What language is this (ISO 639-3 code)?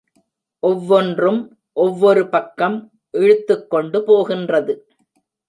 tam